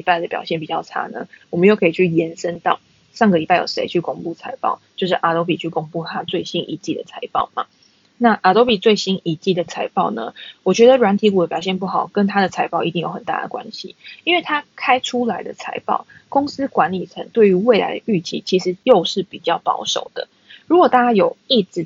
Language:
Chinese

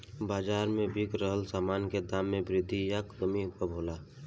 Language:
Bhojpuri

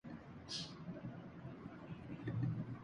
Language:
Urdu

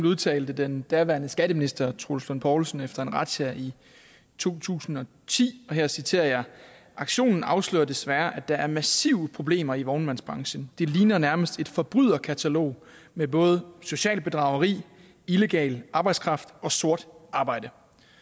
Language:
Danish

